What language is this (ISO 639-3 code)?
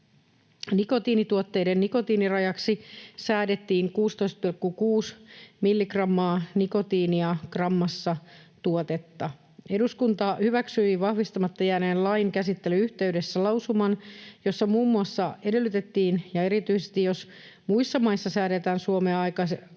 fin